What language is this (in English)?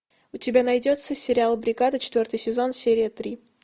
Russian